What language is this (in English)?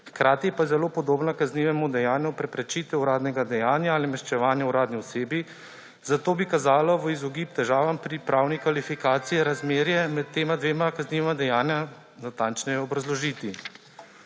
Slovenian